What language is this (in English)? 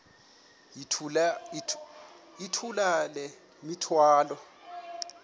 Xhosa